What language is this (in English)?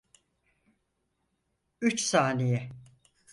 Turkish